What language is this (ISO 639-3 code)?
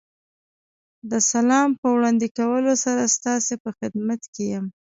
pus